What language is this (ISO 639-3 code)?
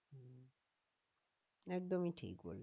ben